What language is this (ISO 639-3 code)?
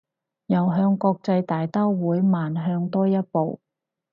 yue